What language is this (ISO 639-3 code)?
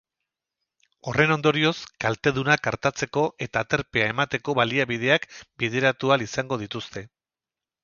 eus